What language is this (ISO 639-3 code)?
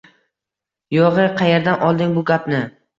uzb